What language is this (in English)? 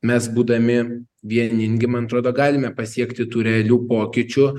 Lithuanian